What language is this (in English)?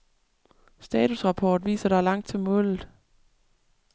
Danish